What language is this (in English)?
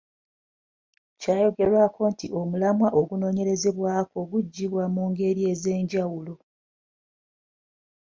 Ganda